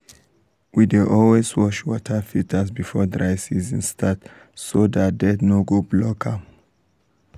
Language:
Nigerian Pidgin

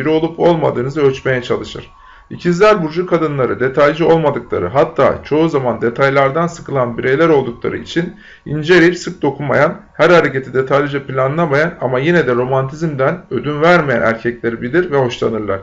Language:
Turkish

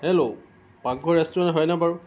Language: Assamese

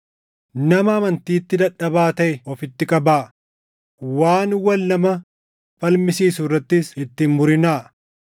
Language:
Oromo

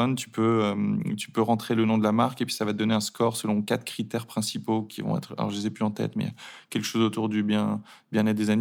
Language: French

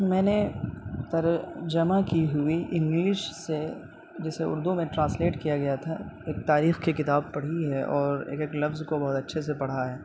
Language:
Urdu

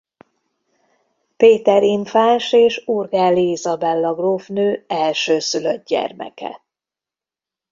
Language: Hungarian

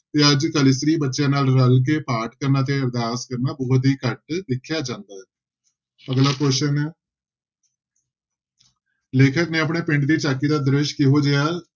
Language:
Punjabi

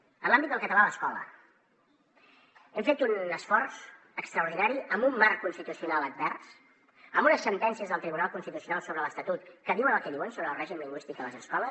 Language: Catalan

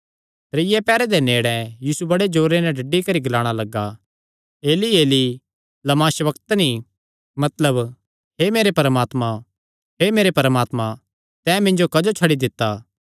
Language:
Kangri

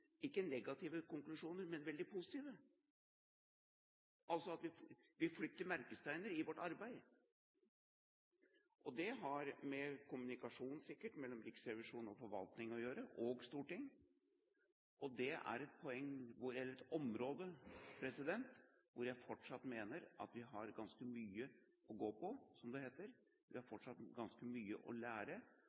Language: Norwegian Bokmål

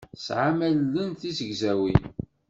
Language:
Kabyle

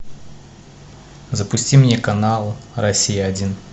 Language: Russian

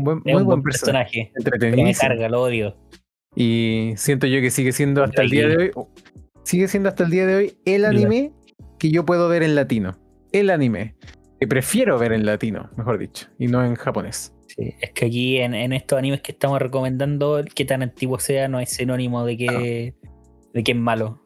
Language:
Spanish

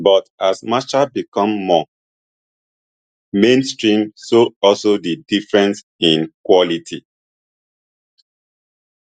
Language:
Nigerian Pidgin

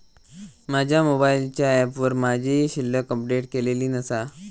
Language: Marathi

